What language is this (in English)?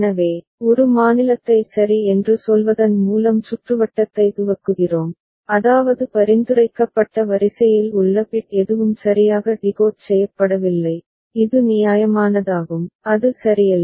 Tamil